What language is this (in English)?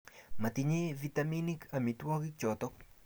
Kalenjin